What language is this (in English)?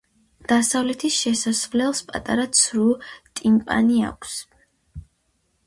Georgian